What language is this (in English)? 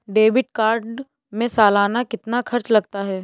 Hindi